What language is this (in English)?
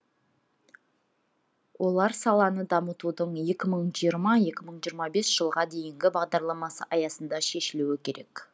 Kazakh